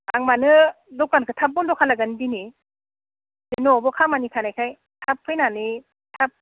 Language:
Bodo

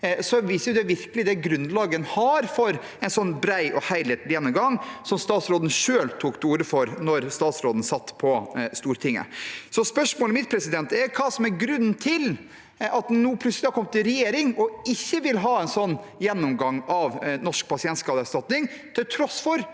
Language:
Norwegian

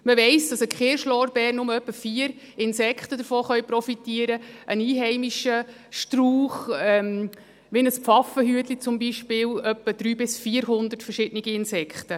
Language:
Swiss German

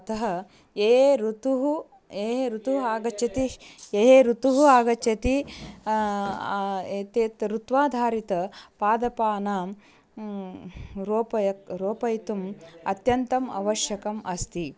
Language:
Sanskrit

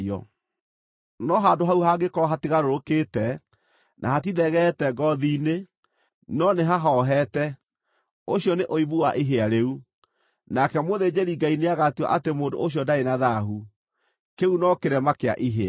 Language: Kikuyu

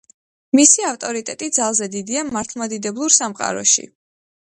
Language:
Georgian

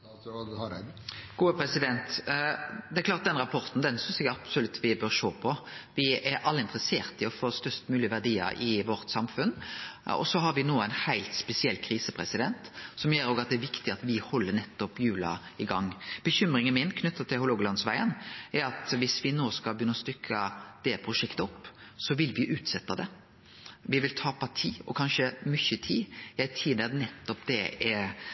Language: Norwegian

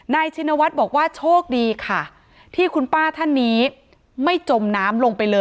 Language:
Thai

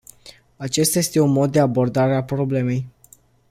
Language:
Romanian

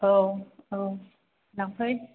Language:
Bodo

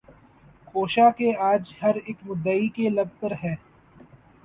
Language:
Urdu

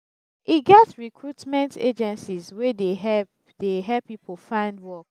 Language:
Nigerian Pidgin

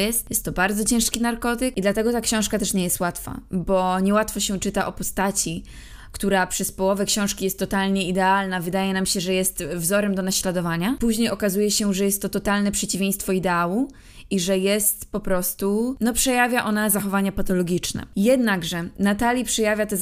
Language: Polish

